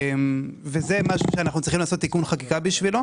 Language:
Hebrew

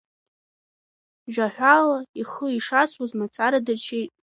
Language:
Abkhazian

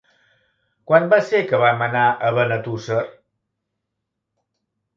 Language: Catalan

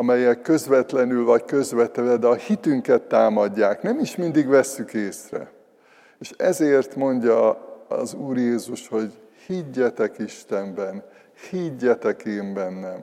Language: Hungarian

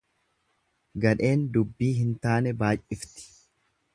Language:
Oromo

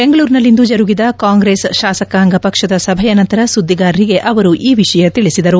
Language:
Kannada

